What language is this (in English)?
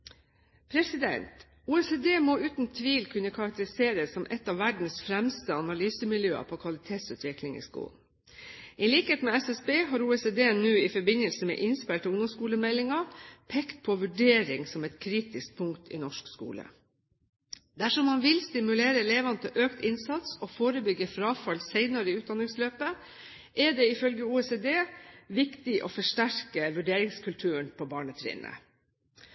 Norwegian Bokmål